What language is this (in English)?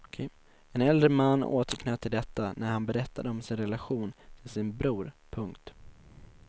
Swedish